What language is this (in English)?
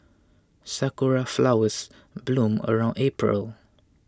English